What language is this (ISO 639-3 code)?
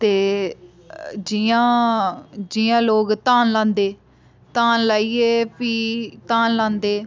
doi